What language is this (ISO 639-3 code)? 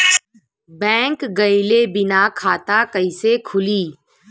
bho